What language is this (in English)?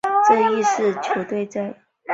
Chinese